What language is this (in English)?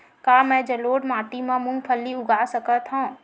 Chhattisgarhi